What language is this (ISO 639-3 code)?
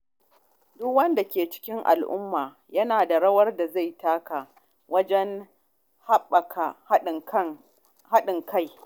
hau